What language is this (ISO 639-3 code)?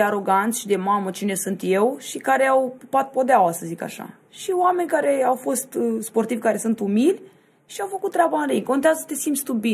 ron